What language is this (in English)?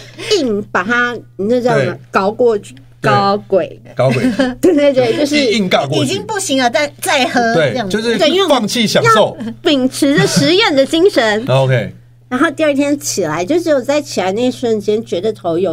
Chinese